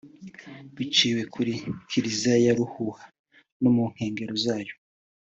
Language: Kinyarwanda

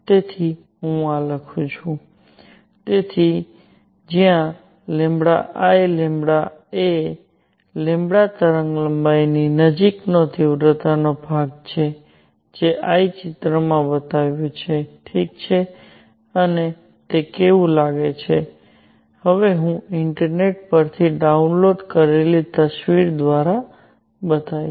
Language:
Gujarati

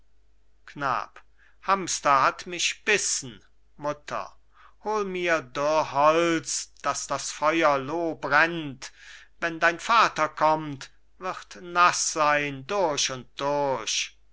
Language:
German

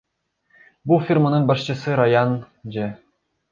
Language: Kyrgyz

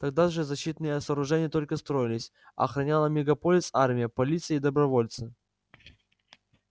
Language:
Russian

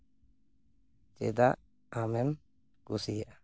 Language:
Santali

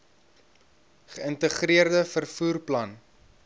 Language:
Afrikaans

